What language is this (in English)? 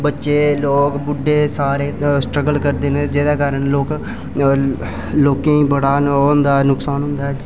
Dogri